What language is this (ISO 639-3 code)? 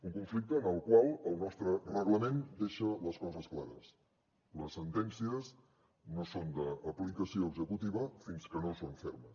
cat